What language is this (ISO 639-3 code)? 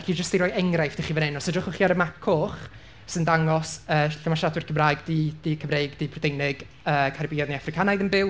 cym